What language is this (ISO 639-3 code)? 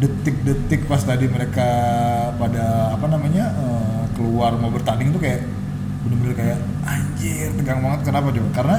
ind